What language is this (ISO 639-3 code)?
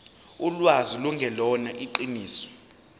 zul